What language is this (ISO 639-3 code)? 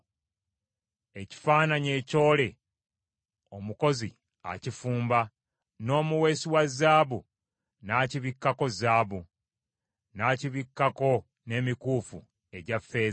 lug